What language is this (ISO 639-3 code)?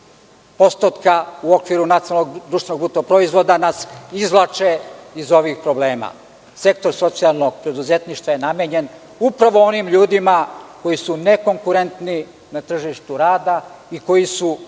srp